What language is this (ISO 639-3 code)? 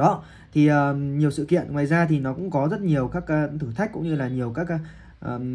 vie